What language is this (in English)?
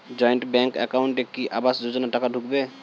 Bangla